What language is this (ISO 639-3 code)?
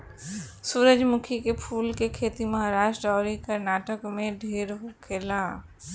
bho